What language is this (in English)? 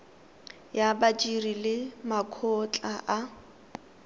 Tswana